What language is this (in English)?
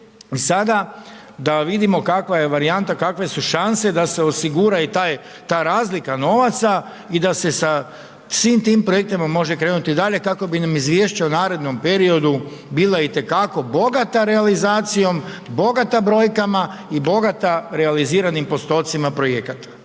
Croatian